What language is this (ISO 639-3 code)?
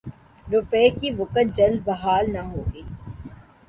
urd